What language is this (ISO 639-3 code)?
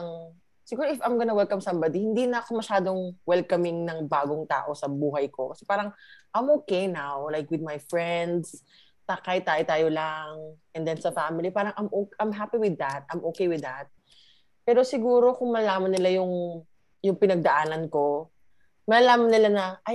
fil